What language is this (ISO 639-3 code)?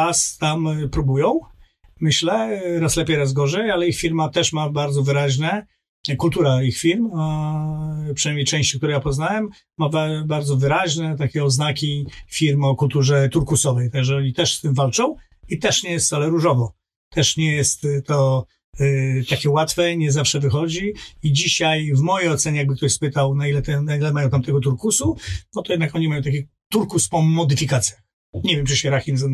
pol